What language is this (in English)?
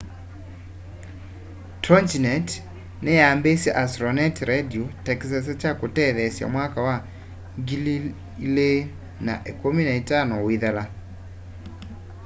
Kamba